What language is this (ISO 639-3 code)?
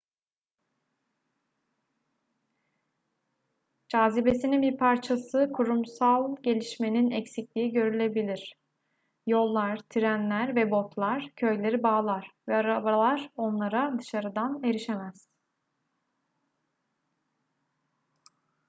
tur